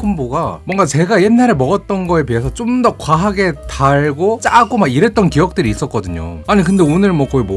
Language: Korean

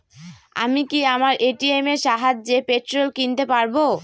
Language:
Bangla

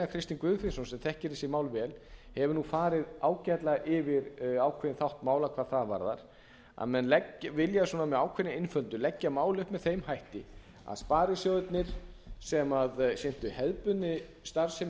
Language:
Icelandic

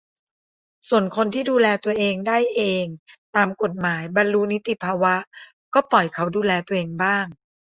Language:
Thai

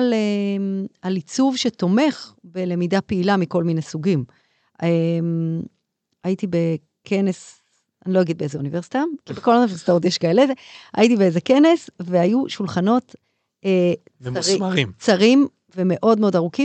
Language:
Hebrew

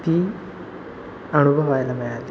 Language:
Marathi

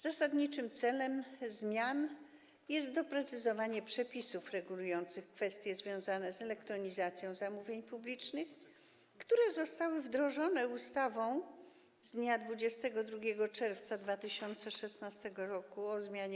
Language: Polish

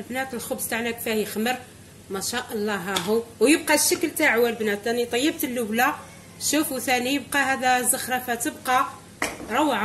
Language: Arabic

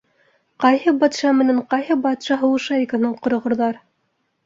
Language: Bashkir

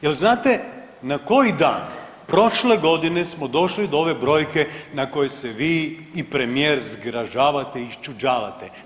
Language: Croatian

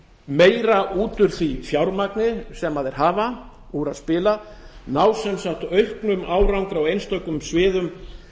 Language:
Icelandic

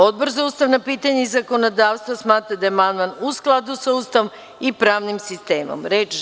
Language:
Serbian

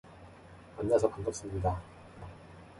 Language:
Korean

